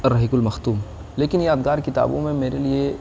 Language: Urdu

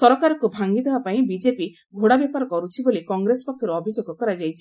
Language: Odia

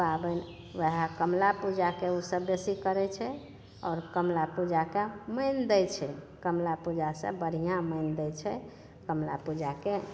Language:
Maithili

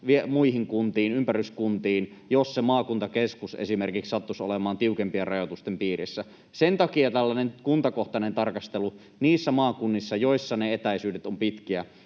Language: Finnish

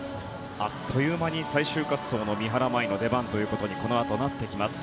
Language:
Japanese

